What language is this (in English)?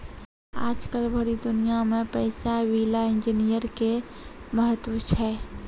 Maithili